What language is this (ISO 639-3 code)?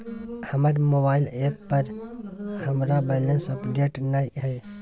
mai